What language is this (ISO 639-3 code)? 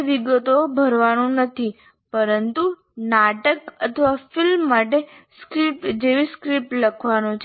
guj